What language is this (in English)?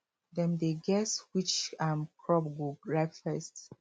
Nigerian Pidgin